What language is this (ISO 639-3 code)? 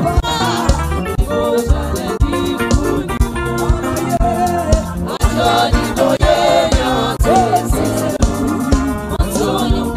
ara